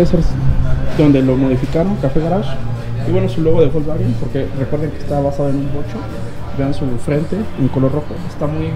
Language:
Spanish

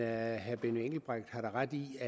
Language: Danish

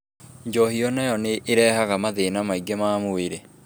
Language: Kikuyu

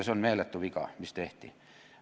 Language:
Estonian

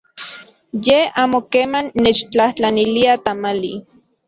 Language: Central Puebla Nahuatl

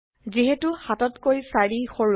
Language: Assamese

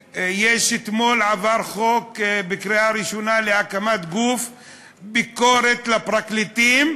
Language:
Hebrew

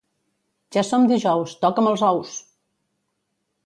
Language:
Catalan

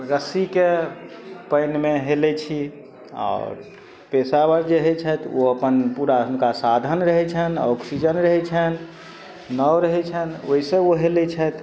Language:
Maithili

